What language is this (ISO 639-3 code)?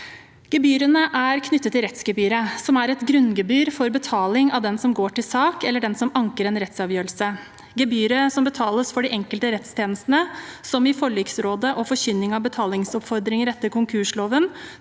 nor